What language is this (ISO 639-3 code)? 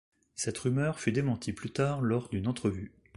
fra